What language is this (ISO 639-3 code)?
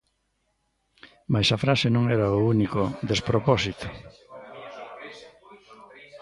glg